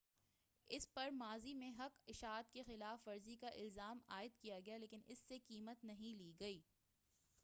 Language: Urdu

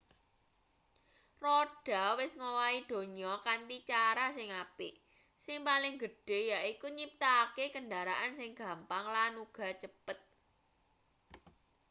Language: Javanese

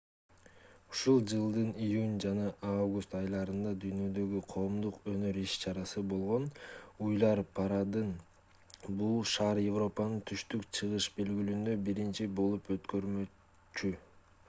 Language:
Kyrgyz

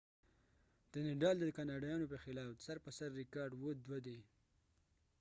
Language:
Pashto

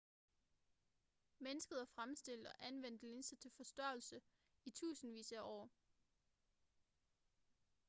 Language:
Danish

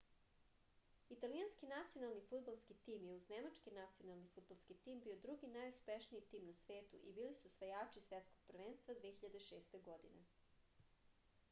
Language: Serbian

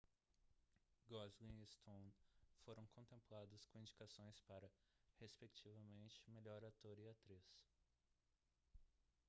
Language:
Portuguese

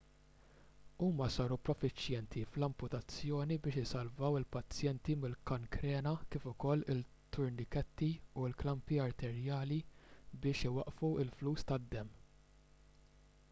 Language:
Maltese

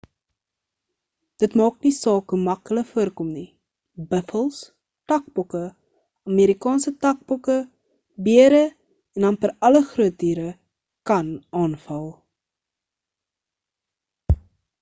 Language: Afrikaans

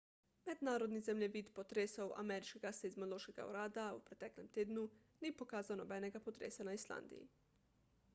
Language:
Slovenian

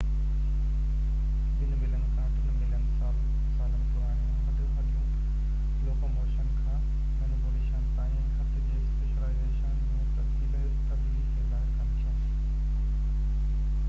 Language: Sindhi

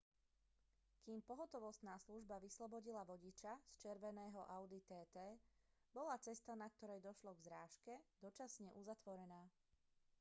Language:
Slovak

